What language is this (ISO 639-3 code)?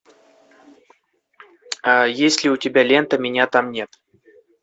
rus